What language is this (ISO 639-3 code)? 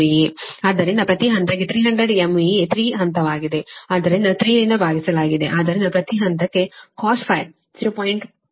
kan